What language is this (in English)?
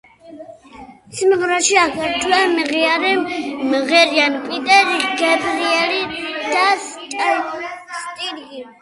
Georgian